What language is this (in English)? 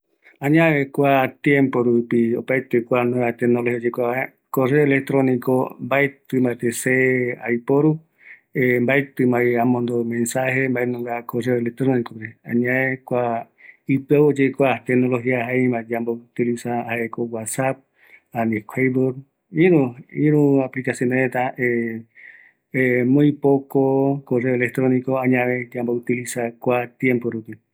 Eastern Bolivian Guaraní